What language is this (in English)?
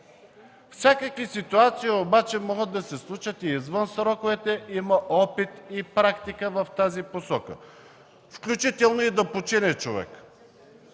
Bulgarian